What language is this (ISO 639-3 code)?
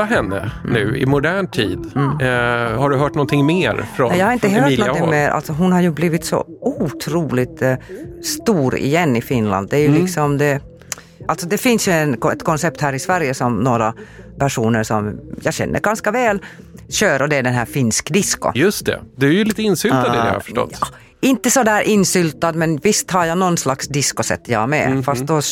swe